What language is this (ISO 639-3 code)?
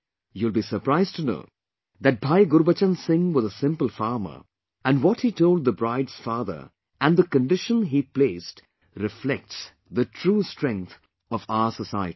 eng